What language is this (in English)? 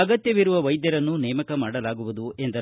Kannada